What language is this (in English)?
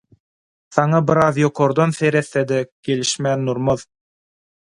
Turkmen